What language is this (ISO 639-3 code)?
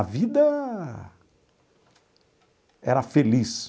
por